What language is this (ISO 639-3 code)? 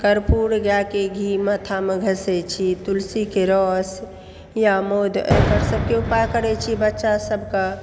mai